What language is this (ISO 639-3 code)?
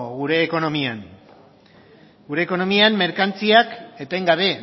eus